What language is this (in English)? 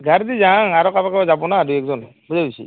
Assamese